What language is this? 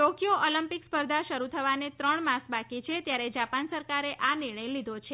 Gujarati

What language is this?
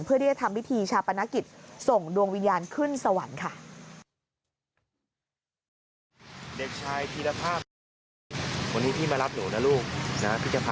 Thai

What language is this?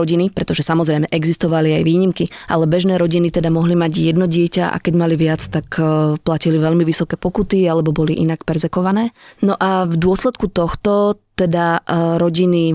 Slovak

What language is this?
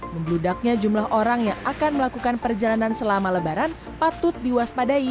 Indonesian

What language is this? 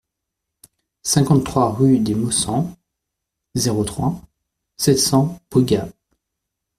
French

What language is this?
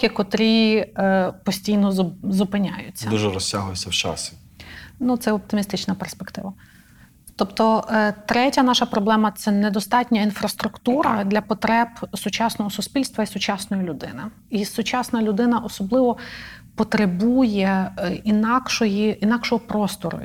Ukrainian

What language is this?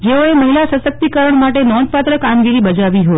Gujarati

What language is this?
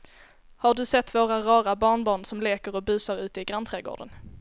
Swedish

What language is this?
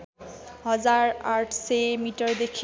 Nepali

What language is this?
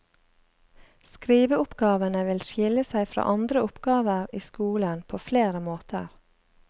Norwegian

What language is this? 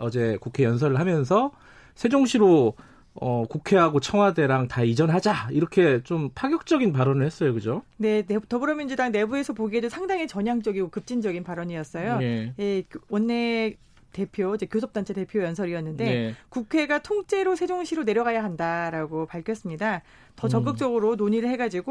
Korean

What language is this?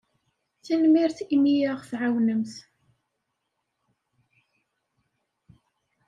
Kabyle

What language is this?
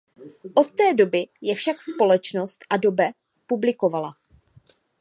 Czech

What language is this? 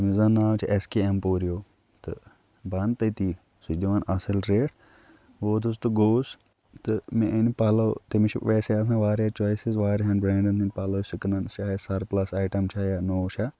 Kashmiri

